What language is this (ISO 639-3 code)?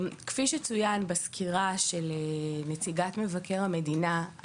heb